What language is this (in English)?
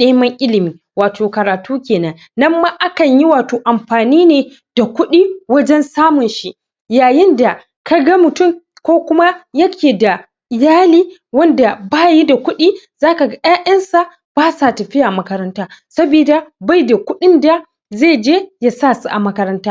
Hausa